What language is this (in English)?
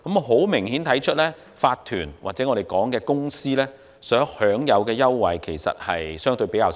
Cantonese